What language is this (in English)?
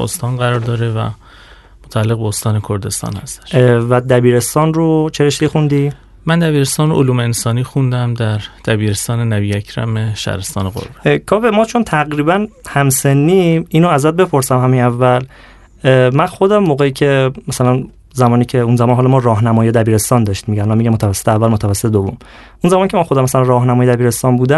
Persian